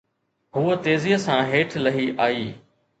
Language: Sindhi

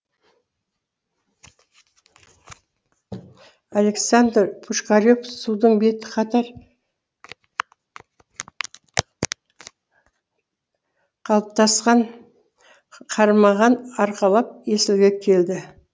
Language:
Kazakh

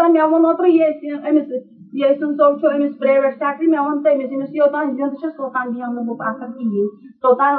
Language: Urdu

